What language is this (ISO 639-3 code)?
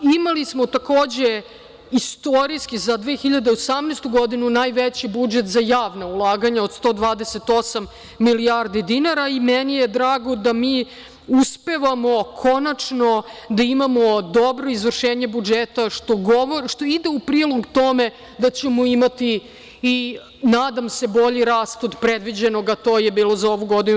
srp